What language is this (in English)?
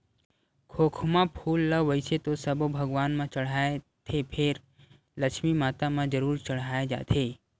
Chhattisgarhi